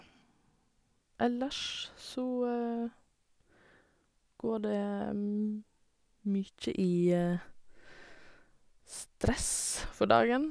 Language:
Norwegian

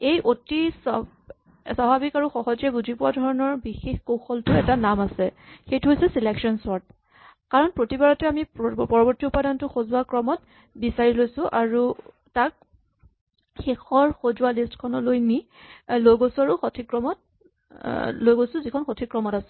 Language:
Assamese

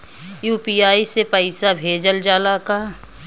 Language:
Bhojpuri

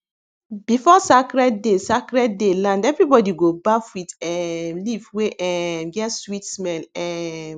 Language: Nigerian Pidgin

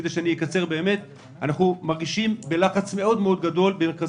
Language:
Hebrew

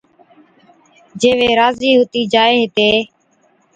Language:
Od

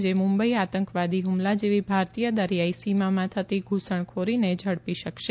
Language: Gujarati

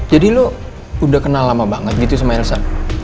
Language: Indonesian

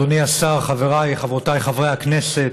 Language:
Hebrew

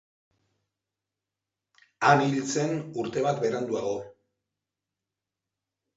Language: Basque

